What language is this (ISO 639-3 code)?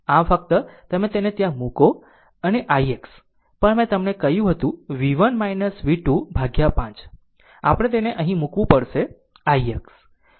guj